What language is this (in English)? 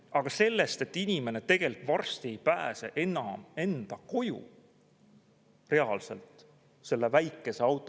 Estonian